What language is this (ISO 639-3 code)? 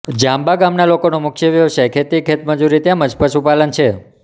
guj